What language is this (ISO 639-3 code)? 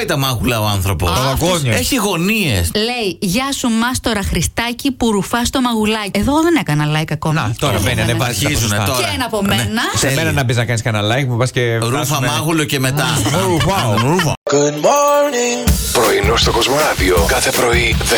ell